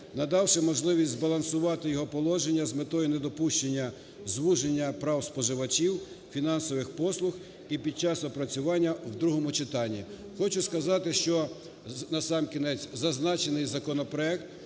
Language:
Ukrainian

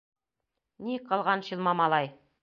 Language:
Bashkir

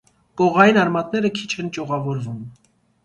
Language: Armenian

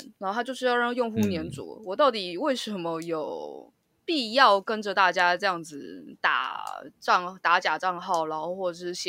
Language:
Chinese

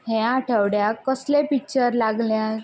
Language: Konkani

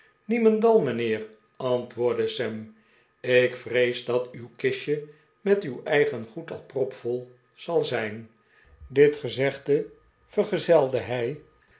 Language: Dutch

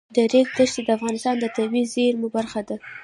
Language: Pashto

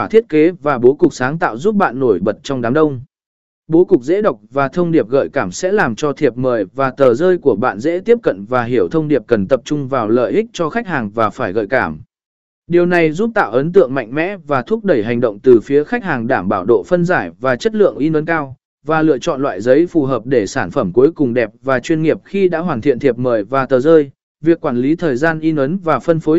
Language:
Vietnamese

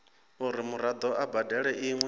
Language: Venda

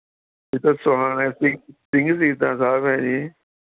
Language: Punjabi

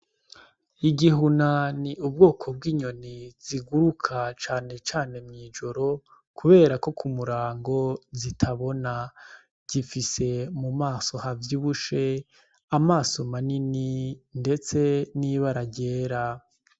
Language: Rundi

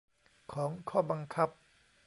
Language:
Thai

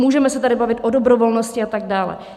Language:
Czech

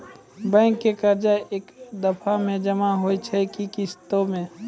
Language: Maithili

